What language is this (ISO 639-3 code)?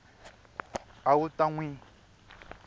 tso